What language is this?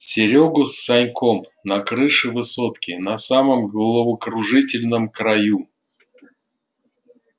Russian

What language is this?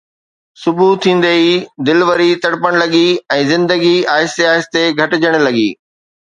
Sindhi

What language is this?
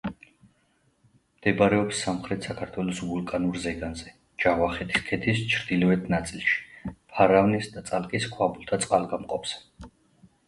Georgian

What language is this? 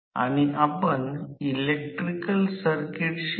Marathi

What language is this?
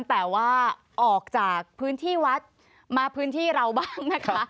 Thai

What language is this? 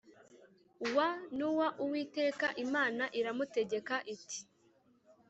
Kinyarwanda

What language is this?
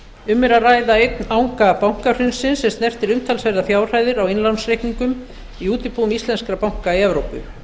Icelandic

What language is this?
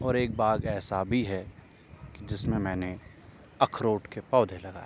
Urdu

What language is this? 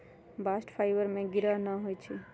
Magahi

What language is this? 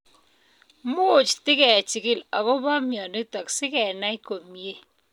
Kalenjin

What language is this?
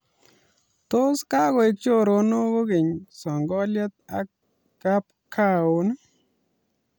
Kalenjin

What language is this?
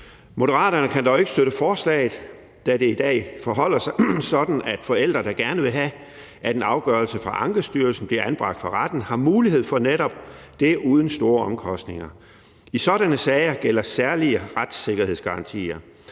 Danish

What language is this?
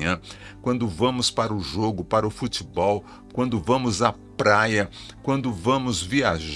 Portuguese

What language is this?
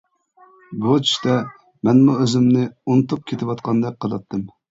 Uyghur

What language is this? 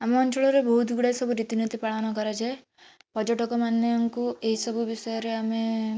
Odia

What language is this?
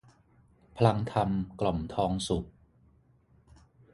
Thai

